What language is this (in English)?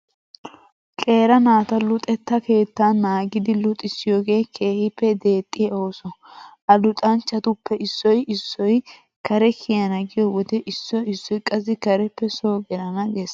Wolaytta